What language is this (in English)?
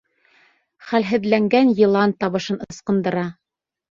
Bashkir